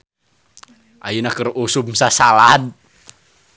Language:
Sundanese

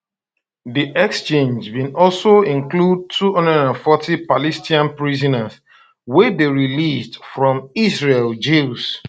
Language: Nigerian Pidgin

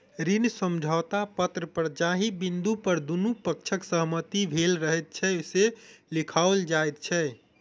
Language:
Maithili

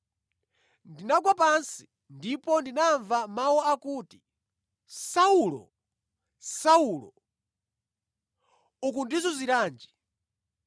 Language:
Nyanja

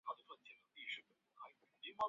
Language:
Chinese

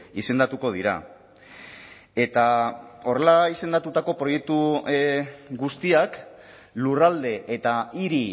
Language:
Basque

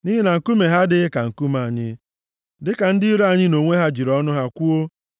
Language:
Igbo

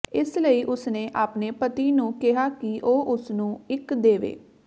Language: Punjabi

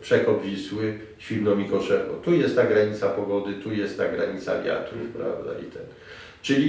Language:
Polish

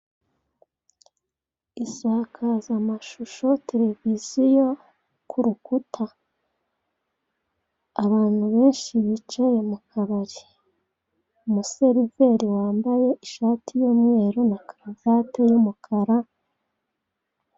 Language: Kinyarwanda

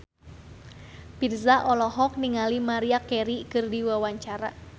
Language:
Sundanese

